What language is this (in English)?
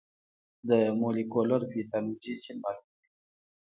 Pashto